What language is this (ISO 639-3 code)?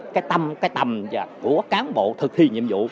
vie